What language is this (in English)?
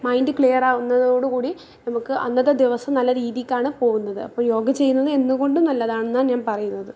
Malayalam